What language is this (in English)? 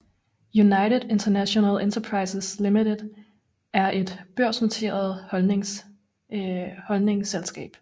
Danish